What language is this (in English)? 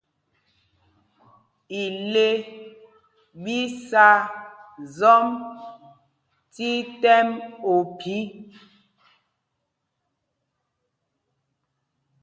Mpumpong